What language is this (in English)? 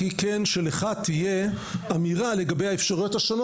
Hebrew